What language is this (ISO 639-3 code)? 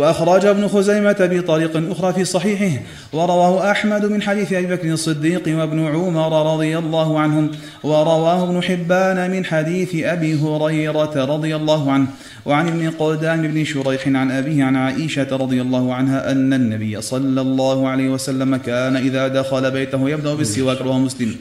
ara